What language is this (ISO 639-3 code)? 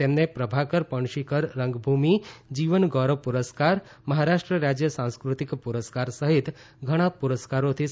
guj